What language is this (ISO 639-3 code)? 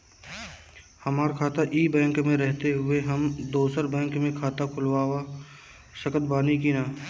bho